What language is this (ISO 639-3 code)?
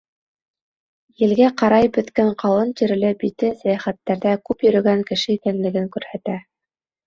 bak